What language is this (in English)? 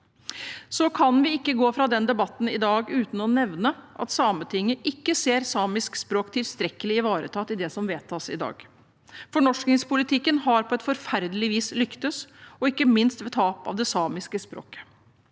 Norwegian